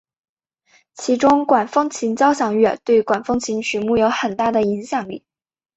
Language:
Chinese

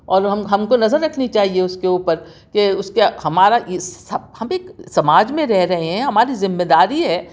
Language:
Urdu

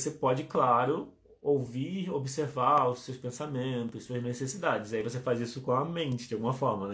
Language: Portuguese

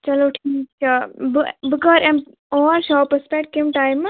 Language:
Kashmiri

